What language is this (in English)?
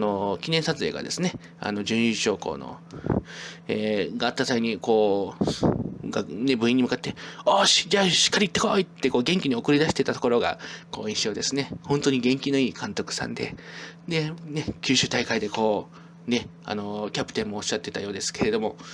Japanese